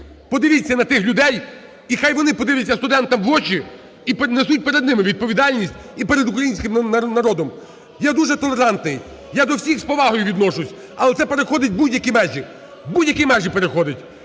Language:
Ukrainian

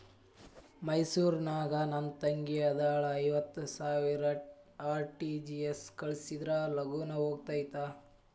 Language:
Kannada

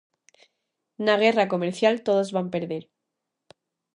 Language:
Galician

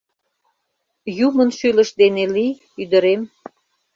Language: Mari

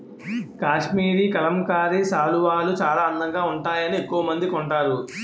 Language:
Telugu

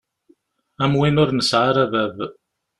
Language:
Kabyle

